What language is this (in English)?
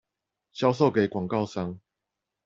Chinese